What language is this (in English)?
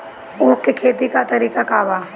Bhojpuri